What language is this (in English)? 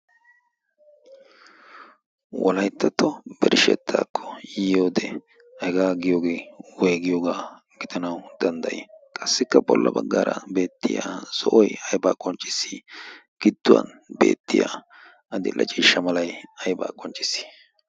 Wolaytta